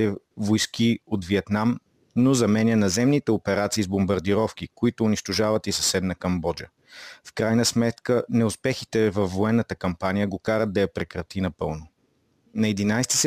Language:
Bulgarian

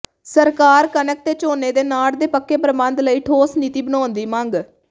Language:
Punjabi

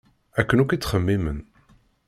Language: Kabyle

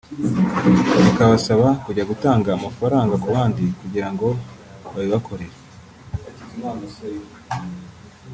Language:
Kinyarwanda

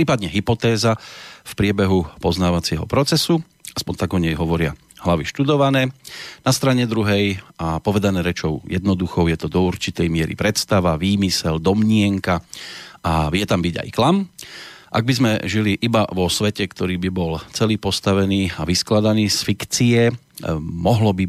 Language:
Slovak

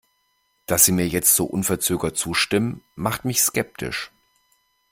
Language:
German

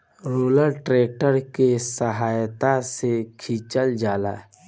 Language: Bhojpuri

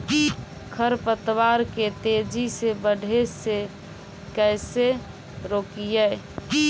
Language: Magahi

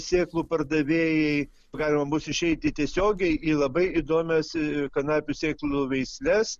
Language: Lithuanian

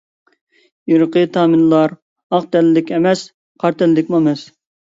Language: Uyghur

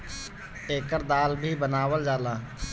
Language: Bhojpuri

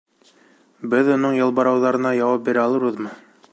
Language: Bashkir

